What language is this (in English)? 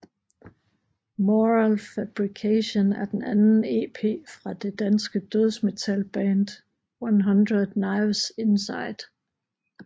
Danish